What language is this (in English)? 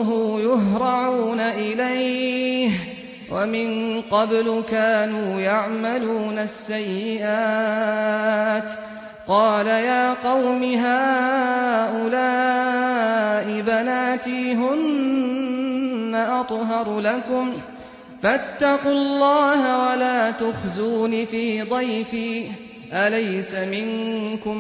Arabic